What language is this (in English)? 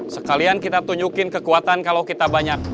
Indonesian